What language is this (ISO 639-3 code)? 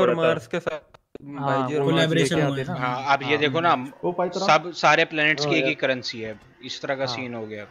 hin